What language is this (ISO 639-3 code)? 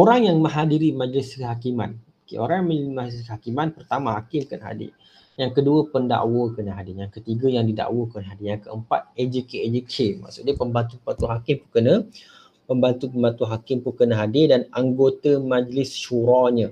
msa